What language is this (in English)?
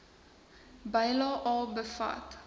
Afrikaans